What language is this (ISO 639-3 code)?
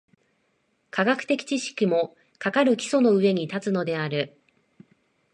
jpn